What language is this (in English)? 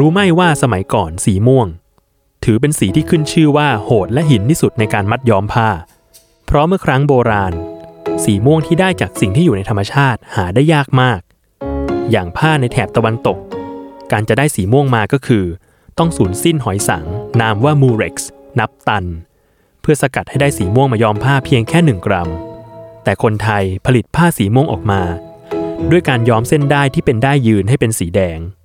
Thai